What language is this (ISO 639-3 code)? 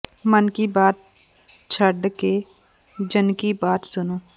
pan